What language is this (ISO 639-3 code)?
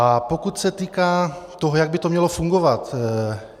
ces